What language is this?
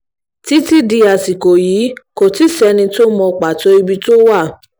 Yoruba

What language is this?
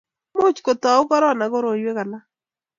Kalenjin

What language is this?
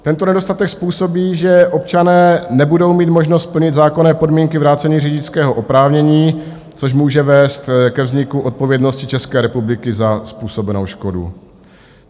Czech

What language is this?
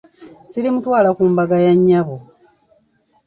Ganda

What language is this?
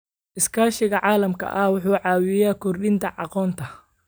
Somali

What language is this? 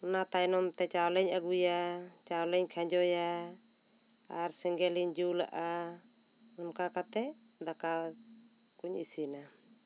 Santali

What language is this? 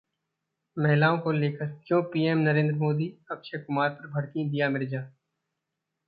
Hindi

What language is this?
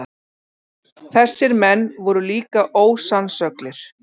Icelandic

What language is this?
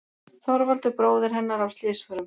Icelandic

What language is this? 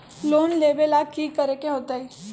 Magahi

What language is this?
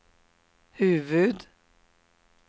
Swedish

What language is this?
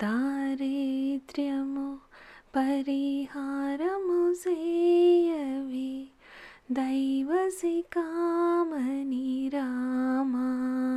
Telugu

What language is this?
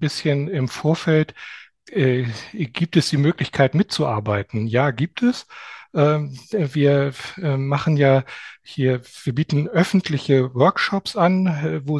German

